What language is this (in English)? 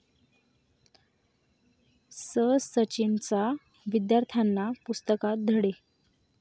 Marathi